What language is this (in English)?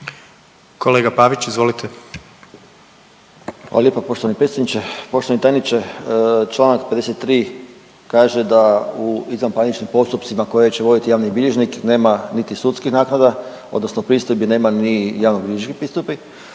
Croatian